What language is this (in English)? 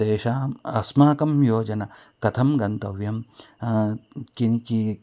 Sanskrit